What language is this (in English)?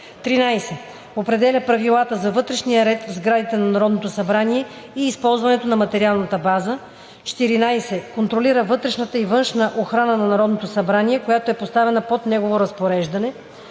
Bulgarian